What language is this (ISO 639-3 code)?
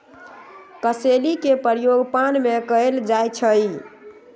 mag